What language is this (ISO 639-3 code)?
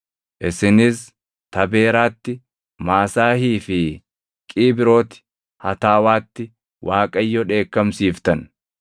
orm